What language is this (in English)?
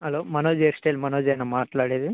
Telugu